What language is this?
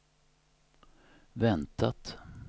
Swedish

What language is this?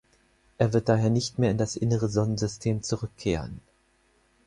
German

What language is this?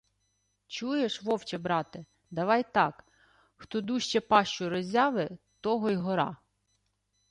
Ukrainian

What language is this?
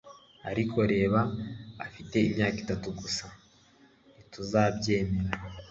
Kinyarwanda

